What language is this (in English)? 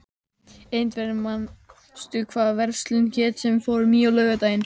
Icelandic